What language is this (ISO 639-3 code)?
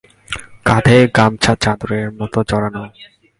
ben